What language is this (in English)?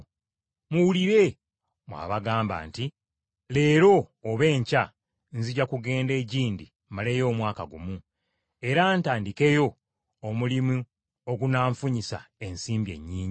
Ganda